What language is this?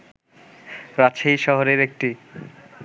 Bangla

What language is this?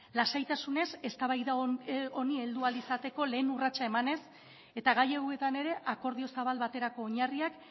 Basque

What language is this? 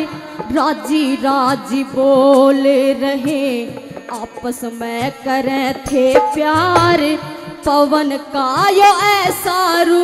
Hindi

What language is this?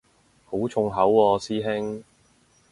Cantonese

